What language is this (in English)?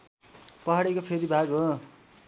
Nepali